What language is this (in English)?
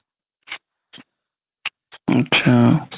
Assamese